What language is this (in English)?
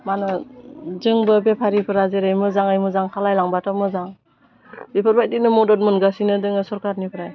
Bodo